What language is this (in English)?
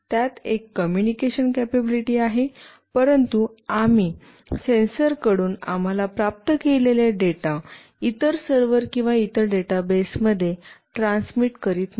Marathi